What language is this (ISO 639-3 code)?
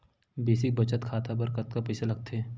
hne